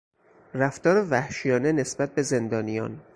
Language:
Persian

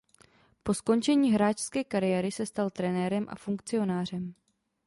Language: Czech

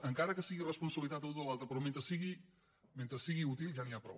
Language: Catalan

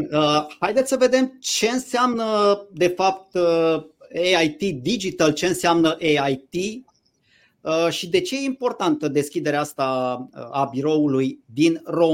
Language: Romanian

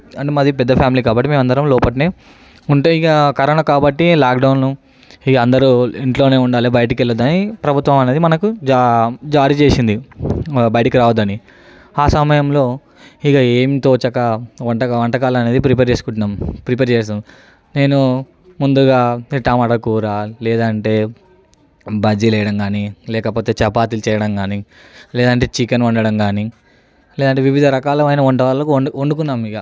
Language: Telugu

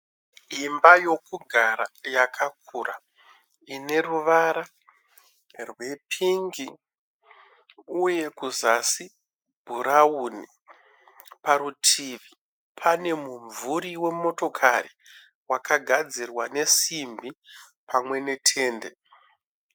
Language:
Shona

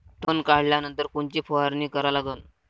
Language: Marathi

